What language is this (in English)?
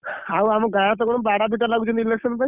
Odia